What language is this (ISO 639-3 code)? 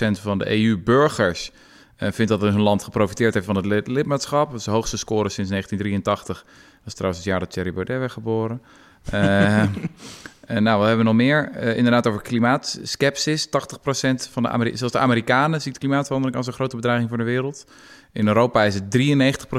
nld